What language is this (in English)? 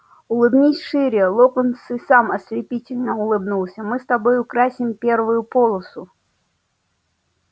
Russian